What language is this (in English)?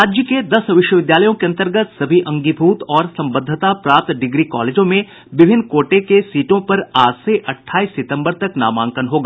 Hindi